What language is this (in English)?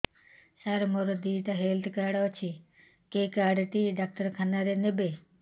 Odia